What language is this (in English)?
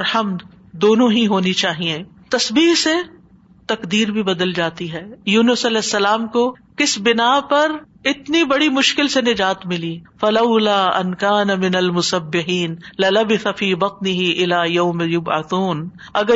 Urdu